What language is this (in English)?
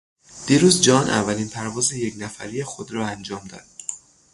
Persian